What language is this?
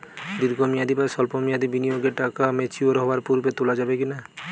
Bangla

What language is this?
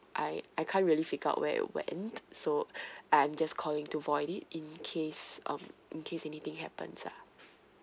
English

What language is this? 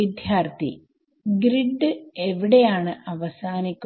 Malayalam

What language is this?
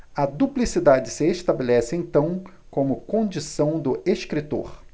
Portuguese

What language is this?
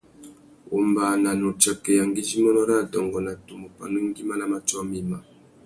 Tuki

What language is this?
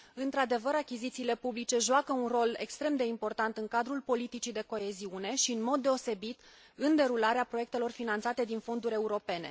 Romanian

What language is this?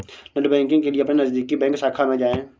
Hindi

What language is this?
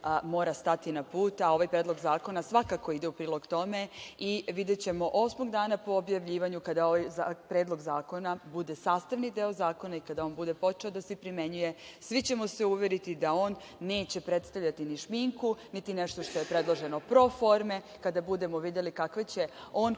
Serbian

